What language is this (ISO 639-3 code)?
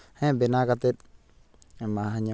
sat